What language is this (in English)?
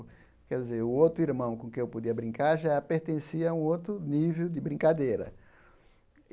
Portuguese